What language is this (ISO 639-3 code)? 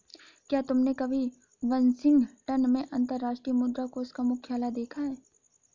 hin